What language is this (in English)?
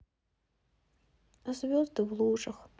Russian